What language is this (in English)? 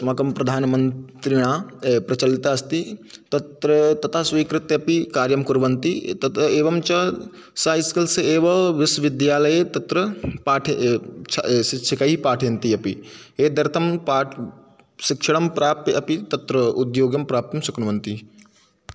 Sanskrit